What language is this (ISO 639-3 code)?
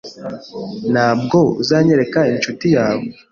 kin